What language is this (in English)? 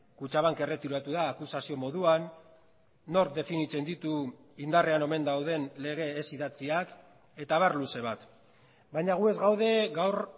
Basque